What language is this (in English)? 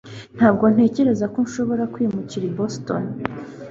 Kinyarwanda